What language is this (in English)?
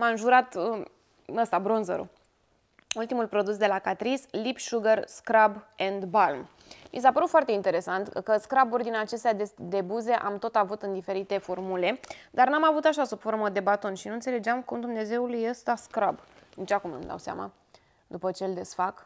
Romanian